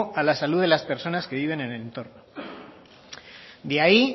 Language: Spanish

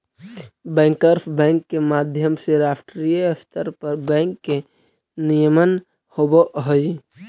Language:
Magahi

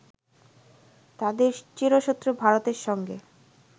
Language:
Bangla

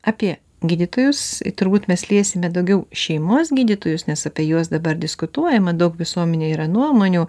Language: Lithuanian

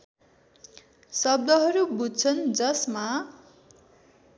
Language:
Nepali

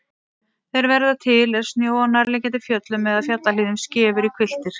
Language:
Icelandic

